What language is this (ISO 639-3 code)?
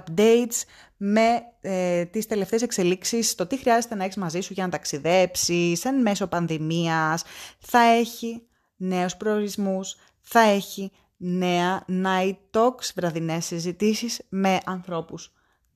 ell